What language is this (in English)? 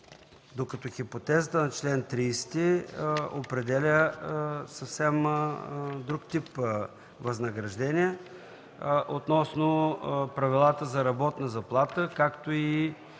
Bulgarian